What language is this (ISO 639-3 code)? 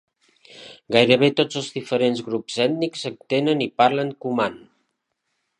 cat